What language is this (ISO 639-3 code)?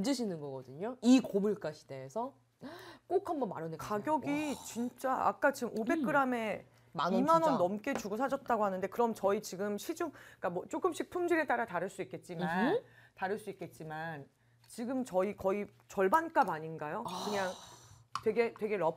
kor